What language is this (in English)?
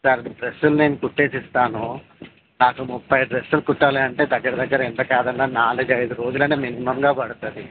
Telugu